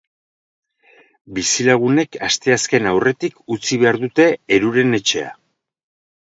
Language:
Basque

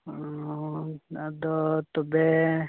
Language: Santali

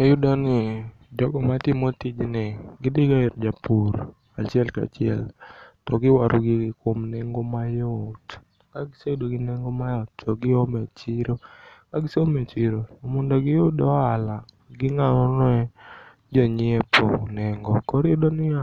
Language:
Luo (Kenya and Tanzania)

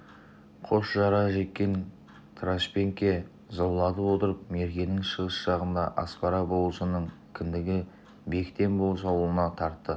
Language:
Kazakh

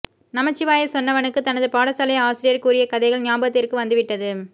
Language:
Tamil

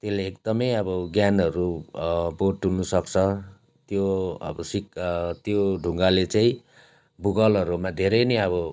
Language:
Nepali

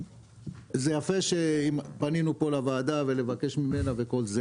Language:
Hebrew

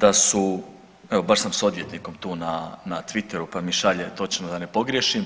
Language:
Croatian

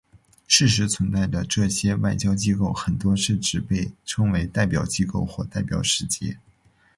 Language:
Chinese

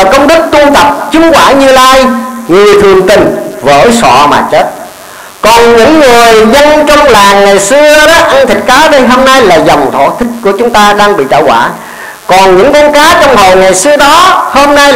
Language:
Vietnamese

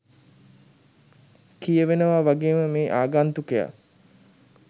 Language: Sinhala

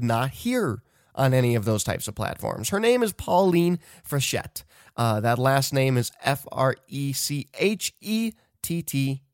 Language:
English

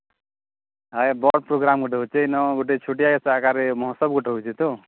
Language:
Odia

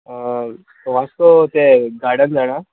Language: Konkani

